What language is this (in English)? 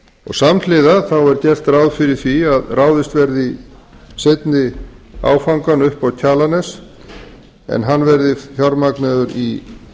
Icelandic